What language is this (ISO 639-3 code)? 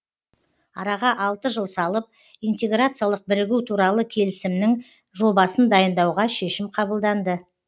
kaz